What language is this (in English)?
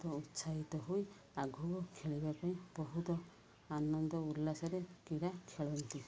Odia